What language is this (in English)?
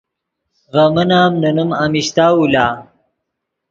Yidgha